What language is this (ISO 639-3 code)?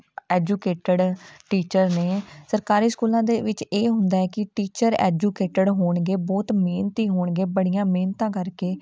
pan